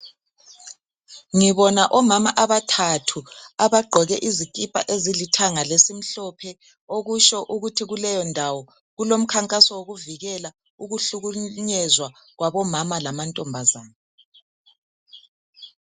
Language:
North Ndebele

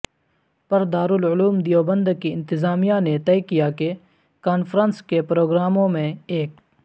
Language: Urdu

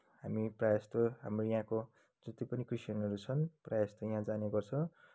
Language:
Nepali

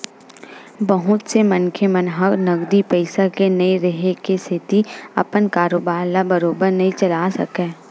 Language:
Chhattisgarhi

